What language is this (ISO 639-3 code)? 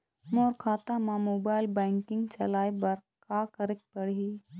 hne